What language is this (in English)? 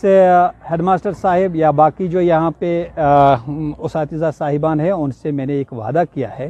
Urdu